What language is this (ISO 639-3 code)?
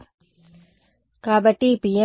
tel